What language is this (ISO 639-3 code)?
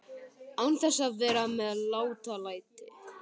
isl